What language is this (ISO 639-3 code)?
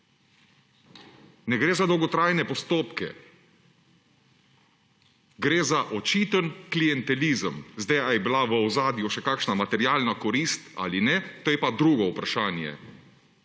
slv